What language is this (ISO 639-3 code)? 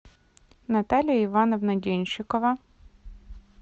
rus